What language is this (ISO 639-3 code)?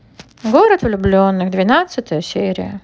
rus